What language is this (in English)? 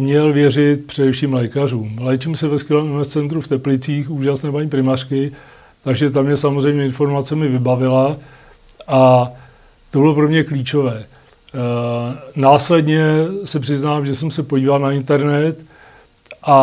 Czech